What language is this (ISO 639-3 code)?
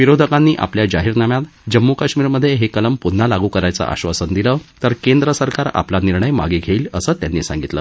mar